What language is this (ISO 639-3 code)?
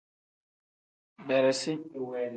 kdh